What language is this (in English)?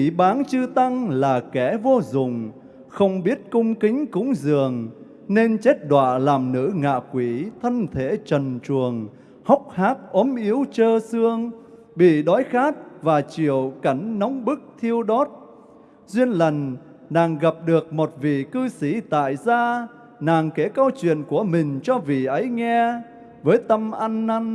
Vietnamese